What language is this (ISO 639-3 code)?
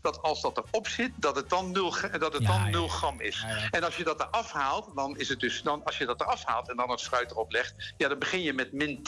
nld